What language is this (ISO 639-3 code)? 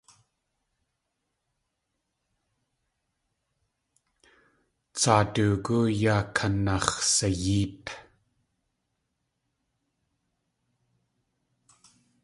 tli